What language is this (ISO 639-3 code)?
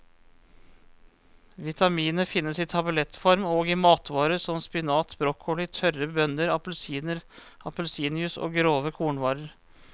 nor